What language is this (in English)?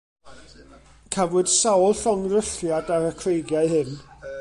Welsh